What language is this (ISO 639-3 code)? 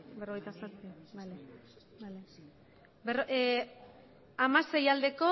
eus